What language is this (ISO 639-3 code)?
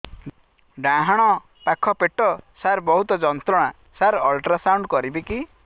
ori